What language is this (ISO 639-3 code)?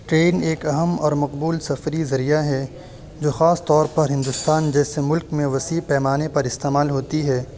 urd